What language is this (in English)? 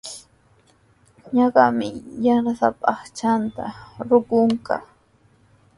Sihuas Ancash Quechua